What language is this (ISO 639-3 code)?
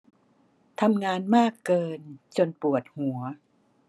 tha